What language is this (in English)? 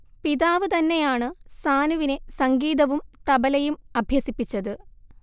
Malayalam